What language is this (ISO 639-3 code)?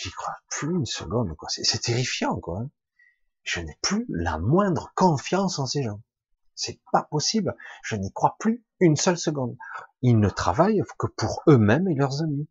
fra